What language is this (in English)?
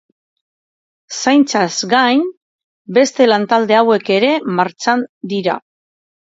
Basque